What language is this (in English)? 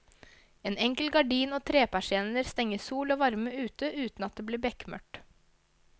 Norwegian